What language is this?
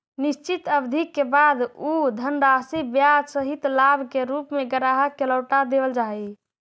Magahi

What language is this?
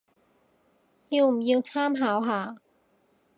Cantonese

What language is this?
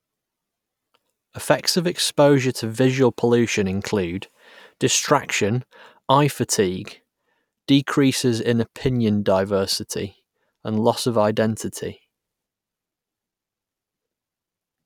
English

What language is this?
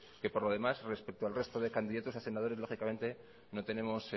Spanish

